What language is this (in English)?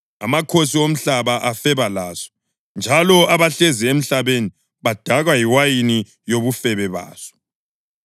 North Ndebele